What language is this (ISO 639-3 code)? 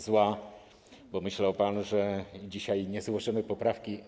pol